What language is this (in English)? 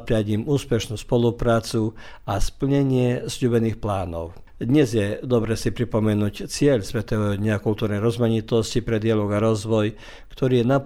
Croatian